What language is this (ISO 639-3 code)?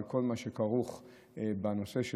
heb